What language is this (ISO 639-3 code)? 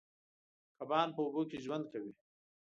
pus